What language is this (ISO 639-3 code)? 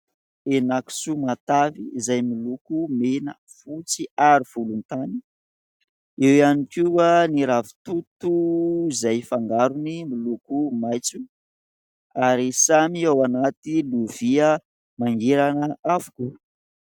mlg